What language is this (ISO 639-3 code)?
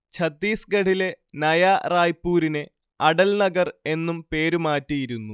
mal